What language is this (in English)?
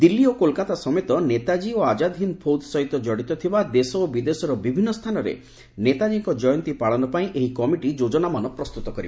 Odia